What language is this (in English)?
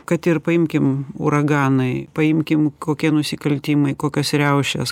Lithuanian